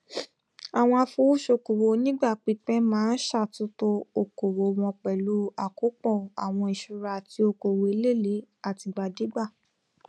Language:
Yoruba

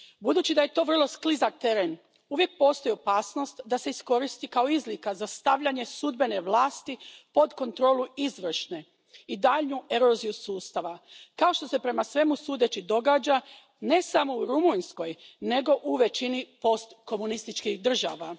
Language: Croatian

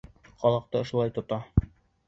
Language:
Bashkir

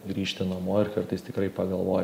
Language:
Lithuanian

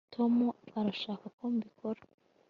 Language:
Kinyarwanda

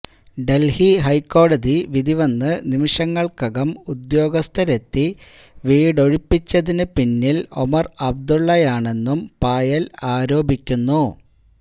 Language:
Malayalam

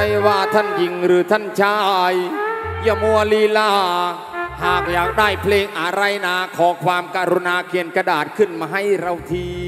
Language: Thai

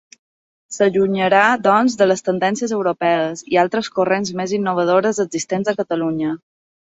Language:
Catalan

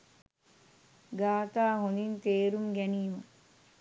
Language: Sinhala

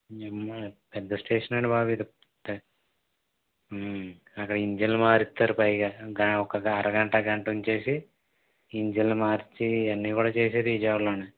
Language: Telugu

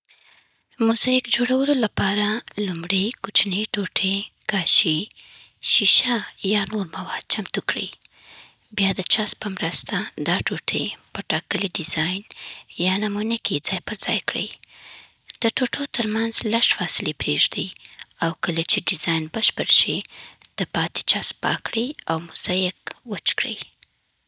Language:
Southern Pashto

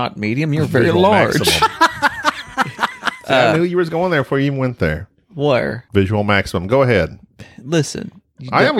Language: English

